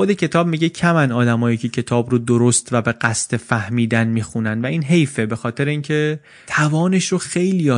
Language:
Persian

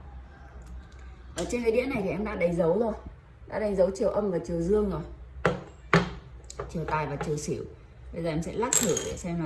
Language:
Vietnamese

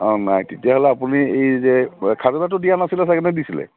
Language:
Assamese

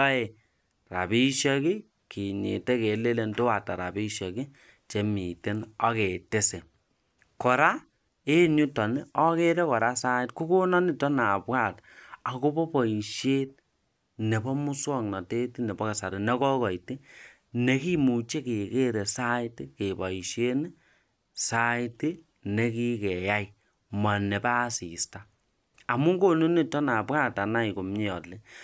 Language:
Kalenjin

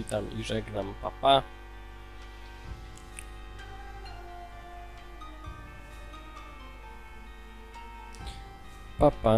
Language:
Polish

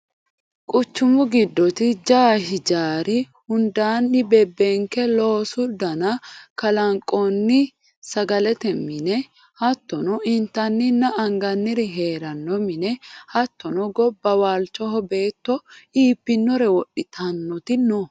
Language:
Sidamo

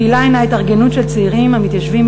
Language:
Hebrew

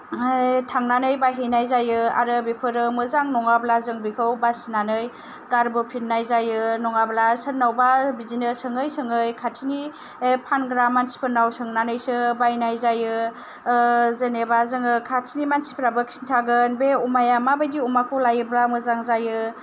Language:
Bodo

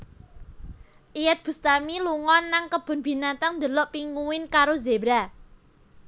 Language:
Javanese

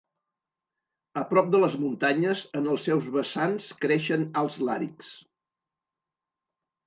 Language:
Catalan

